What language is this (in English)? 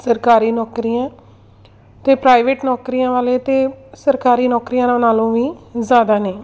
Punjabi